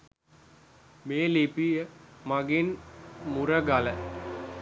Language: Sinhala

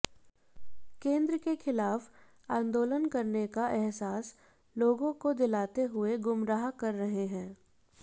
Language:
Hindi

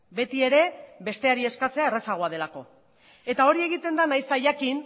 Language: Basque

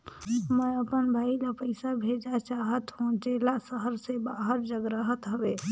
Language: Chhattisgarhi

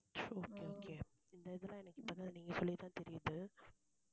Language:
Tamil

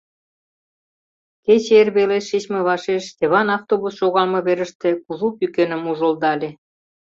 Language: Mari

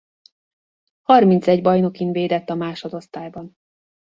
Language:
Hungarian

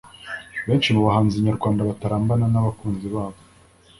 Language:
Kinyarwanda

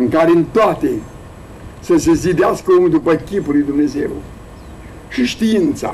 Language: Romanian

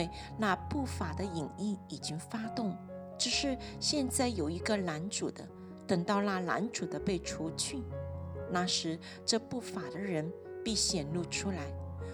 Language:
Chinese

